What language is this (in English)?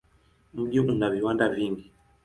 Swahili